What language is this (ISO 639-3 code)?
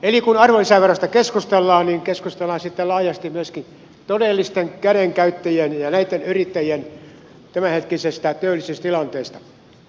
fin